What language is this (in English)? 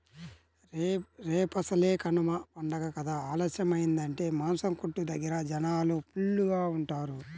Telugu